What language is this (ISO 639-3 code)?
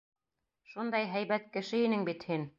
bak